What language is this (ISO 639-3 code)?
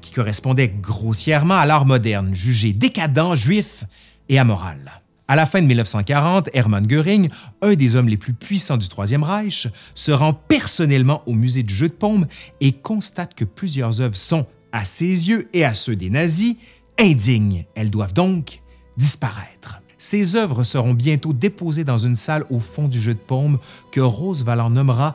fra